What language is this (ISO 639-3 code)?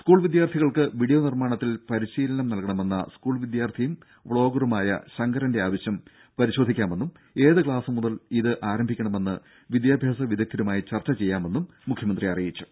mal